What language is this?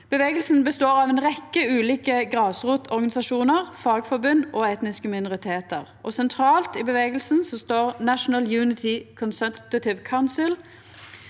Norwegian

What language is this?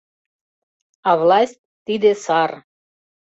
Mari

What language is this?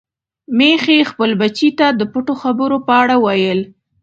Pashto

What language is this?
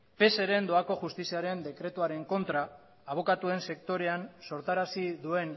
Basque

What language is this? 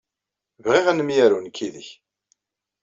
Kabyle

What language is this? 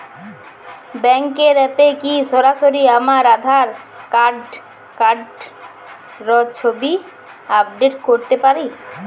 Bangla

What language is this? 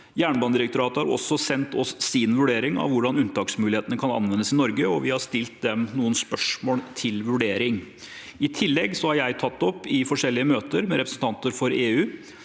Norwegian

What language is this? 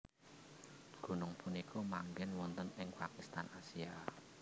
Javanese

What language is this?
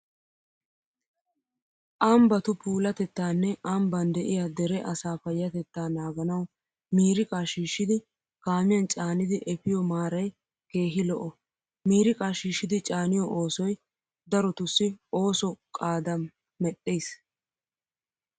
Wolaytta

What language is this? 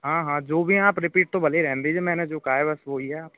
Hindi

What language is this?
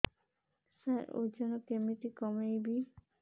Odia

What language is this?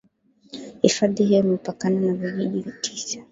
Swahili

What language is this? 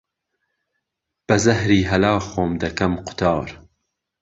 Central Kurdish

